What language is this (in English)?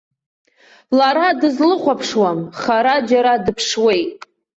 Abkhazian